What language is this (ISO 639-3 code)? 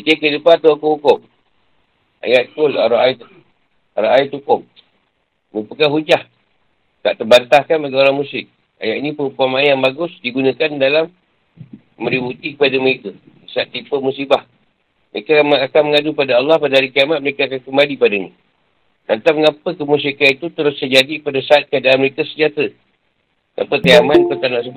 msa